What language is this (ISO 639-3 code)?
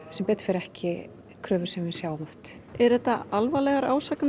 isl